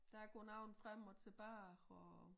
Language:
Danish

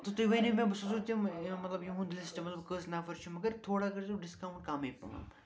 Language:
Kashmiri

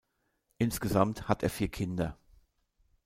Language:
German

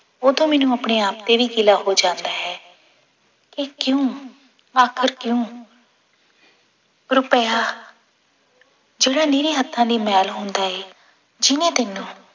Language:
Punjabi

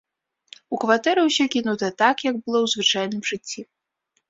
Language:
Belarusian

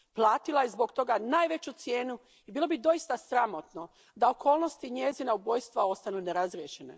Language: Croatian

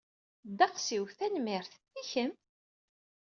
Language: Kabyle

